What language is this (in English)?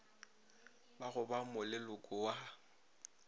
Northern Sotho